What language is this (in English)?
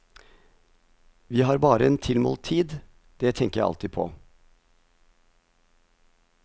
Norwegian